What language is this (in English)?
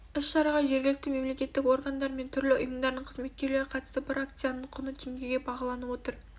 Kazakh